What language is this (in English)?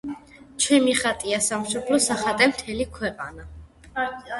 Georgian